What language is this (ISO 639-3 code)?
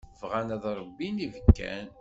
kab